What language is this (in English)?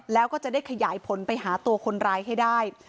Thai